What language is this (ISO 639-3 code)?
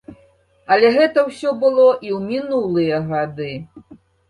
bel